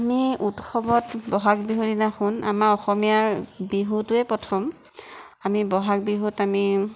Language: Assamese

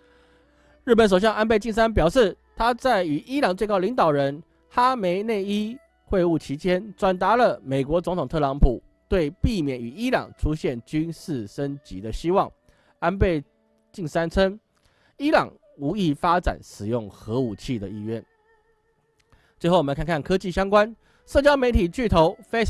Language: Chinese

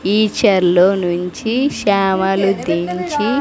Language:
Telugu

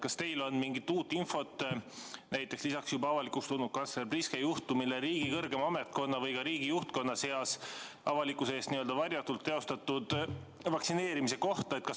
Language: Estonian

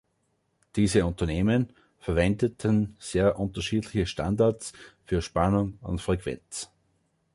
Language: German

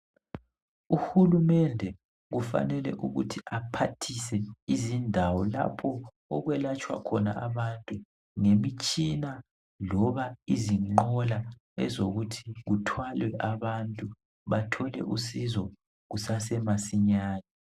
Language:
North Ndebele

